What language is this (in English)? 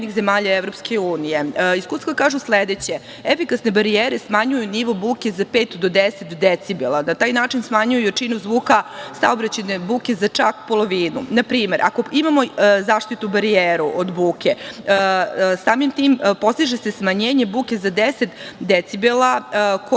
Serbian